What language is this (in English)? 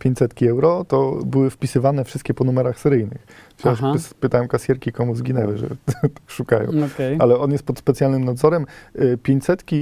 Polish